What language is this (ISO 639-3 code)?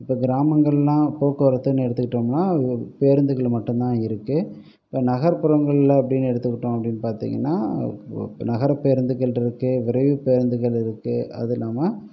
tam